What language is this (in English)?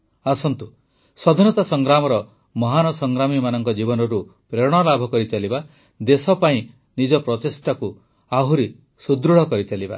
Odia